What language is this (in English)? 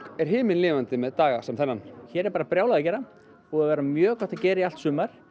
Icelandic